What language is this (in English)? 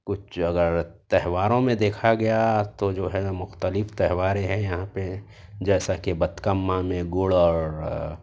Urdu